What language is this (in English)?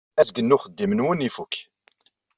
Kabyle